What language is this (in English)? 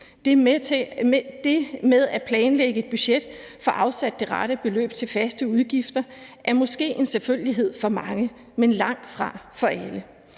Danish